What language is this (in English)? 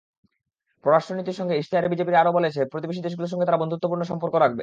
Bangla